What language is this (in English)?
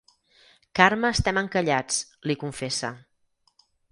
Catalan